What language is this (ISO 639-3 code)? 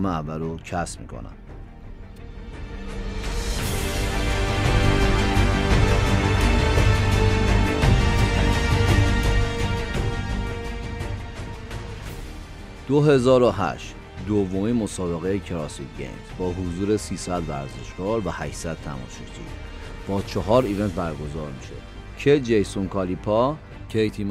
fas